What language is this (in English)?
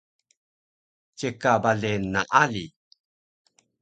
Taroko